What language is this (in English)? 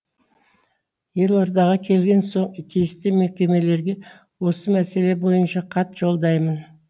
Kazakh